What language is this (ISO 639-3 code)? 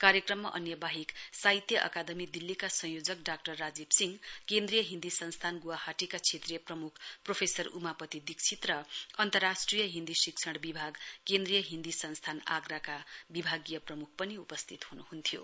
nep